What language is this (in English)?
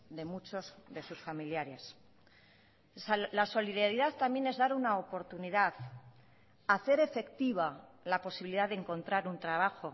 Spanish